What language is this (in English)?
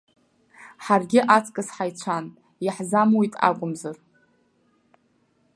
Abkhazian